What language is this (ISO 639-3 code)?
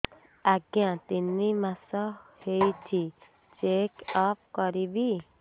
ori